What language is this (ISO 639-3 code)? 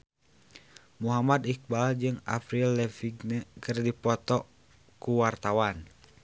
sun